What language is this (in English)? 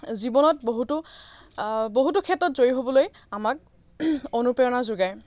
Assamese